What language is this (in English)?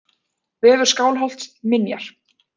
Icelandic